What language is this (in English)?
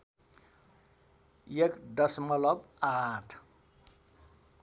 Nepali